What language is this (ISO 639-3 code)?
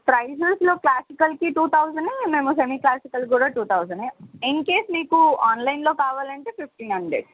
tel